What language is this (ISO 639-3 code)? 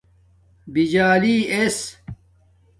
dmk